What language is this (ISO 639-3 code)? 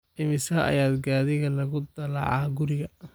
som